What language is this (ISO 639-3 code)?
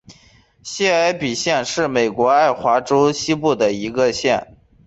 zho